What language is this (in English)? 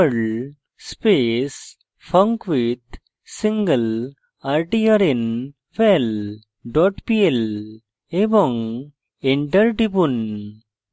Bangla